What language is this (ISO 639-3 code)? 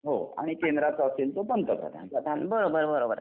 mar